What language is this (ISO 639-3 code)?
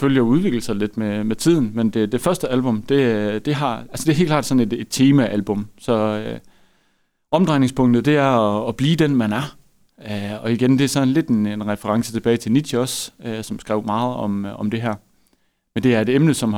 dan